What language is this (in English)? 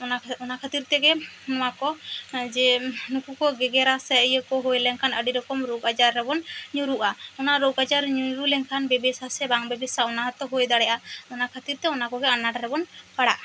Santali